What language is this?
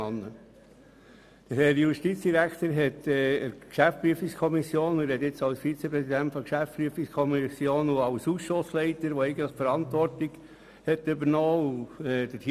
Swiss German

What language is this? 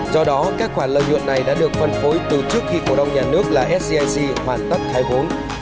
Vietnamese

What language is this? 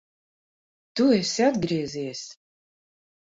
Latvian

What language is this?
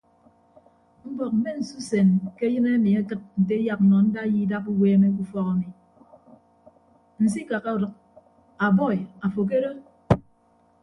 Ibibio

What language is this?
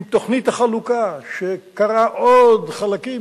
Hebrew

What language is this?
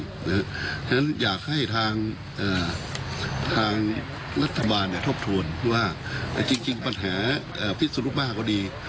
Thai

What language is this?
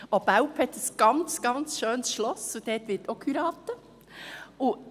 Swiss German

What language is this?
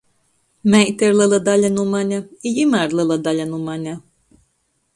Latgalian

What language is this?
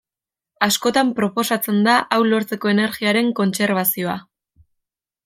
Basque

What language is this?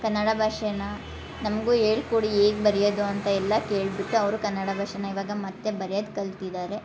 Kannada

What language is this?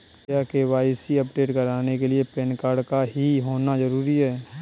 Hindi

